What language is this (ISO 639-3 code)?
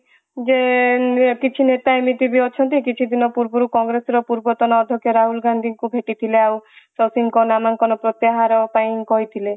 ori